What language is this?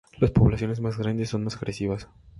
Spanish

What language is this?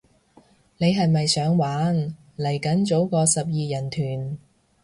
Cantonese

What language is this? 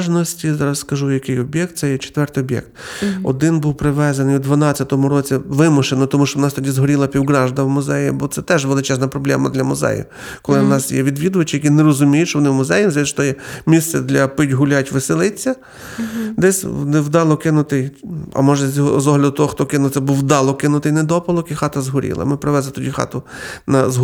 Ukrainian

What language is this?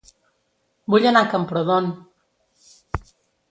Catalan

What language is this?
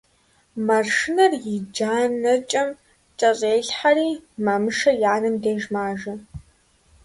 Kabardian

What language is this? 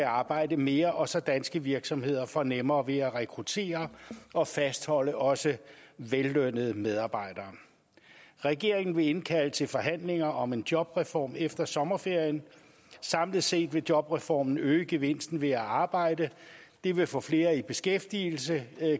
Danish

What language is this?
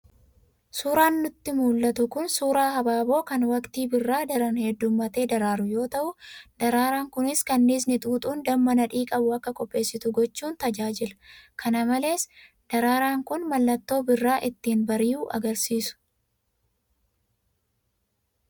Oromo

